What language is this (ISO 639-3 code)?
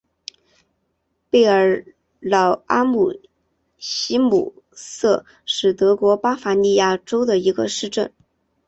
zho